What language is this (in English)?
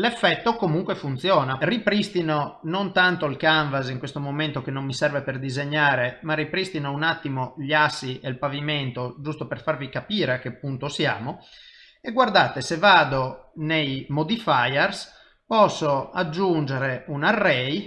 Italian